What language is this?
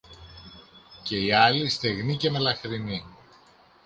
Greek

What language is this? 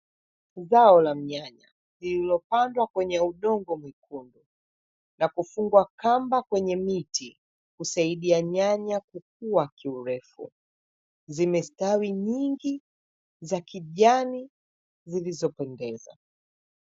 Swahili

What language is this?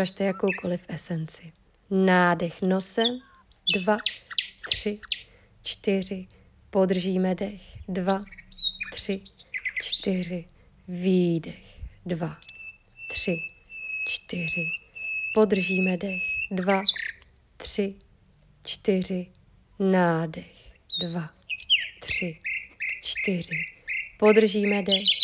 Czech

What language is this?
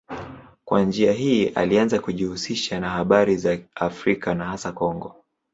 Swahili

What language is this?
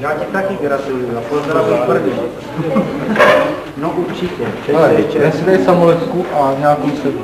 Czech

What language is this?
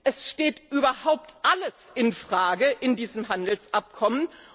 German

